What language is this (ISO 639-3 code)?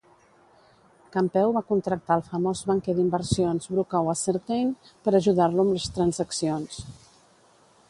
cat